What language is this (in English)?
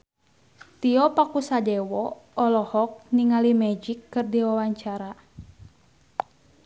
Sundanese